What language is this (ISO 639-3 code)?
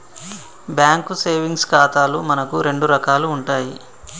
tel